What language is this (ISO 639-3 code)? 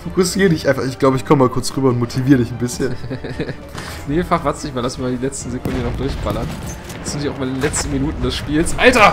deu